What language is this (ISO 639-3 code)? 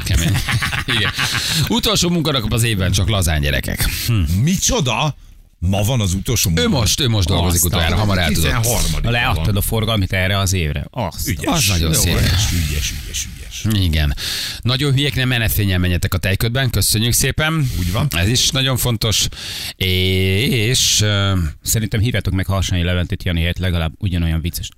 hun